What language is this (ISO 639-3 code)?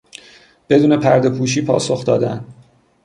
fas